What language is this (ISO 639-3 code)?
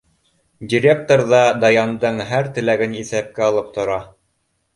bak